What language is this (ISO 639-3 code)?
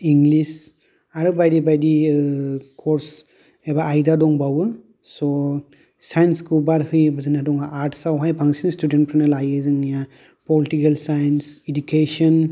brx